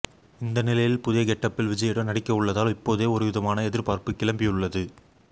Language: Tamil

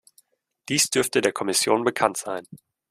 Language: German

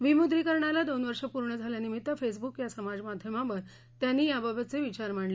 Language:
Marathi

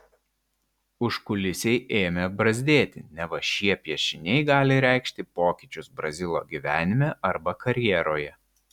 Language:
Lithuanian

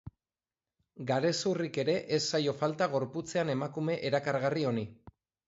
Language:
Basque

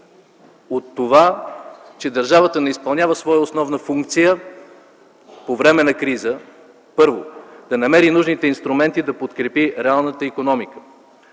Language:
Bulgarian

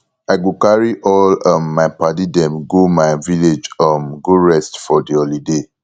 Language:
Nigerian Pidgin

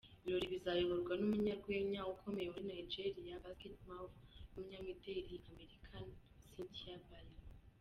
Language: Kinyarwanda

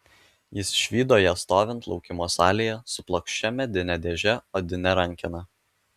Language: Lithuanian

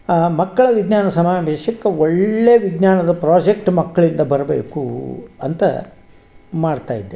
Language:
Kannada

